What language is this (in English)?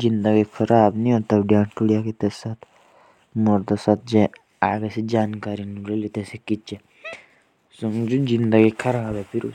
Jaunsari